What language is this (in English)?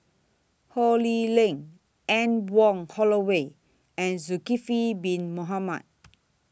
English